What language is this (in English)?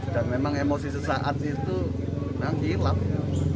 Indonesian